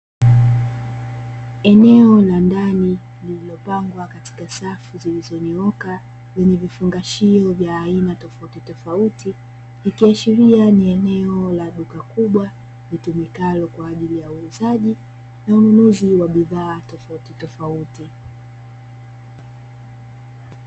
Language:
Swahili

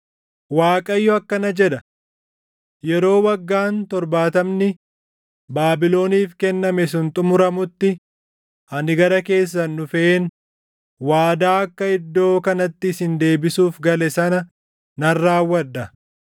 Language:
Oromo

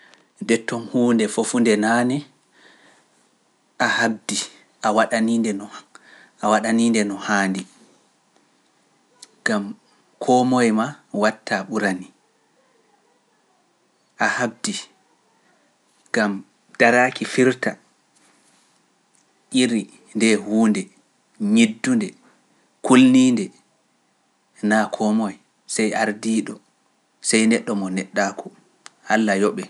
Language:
Pular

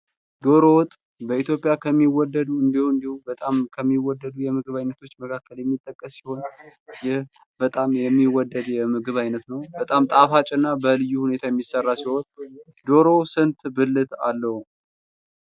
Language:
Amharic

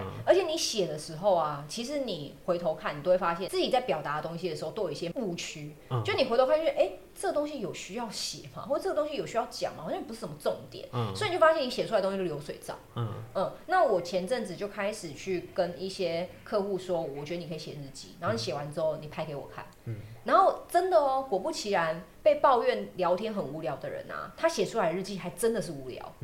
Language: Chinese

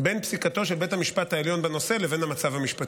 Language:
Hebrew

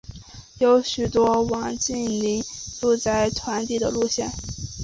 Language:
Chinese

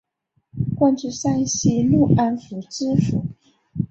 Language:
Chinese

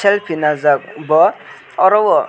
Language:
Kok Borok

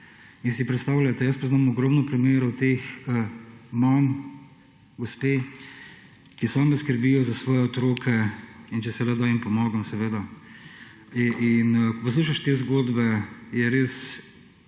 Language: Slovenian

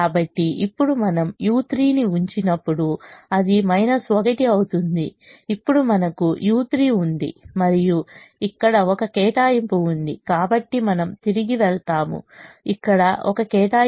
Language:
Telugu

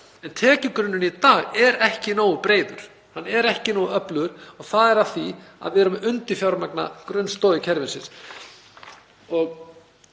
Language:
Icelandic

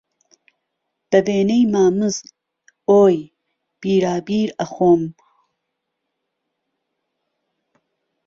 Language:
Central Kurdish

